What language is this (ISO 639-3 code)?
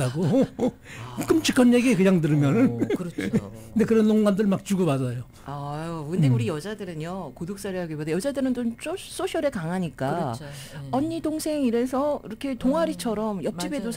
kor